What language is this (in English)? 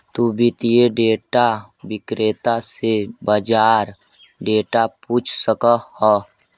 Magahi